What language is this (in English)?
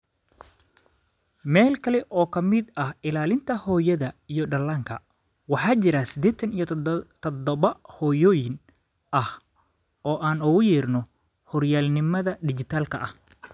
Somali